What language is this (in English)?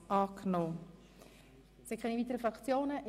Swiss German